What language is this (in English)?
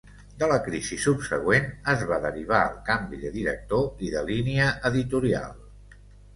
Catalan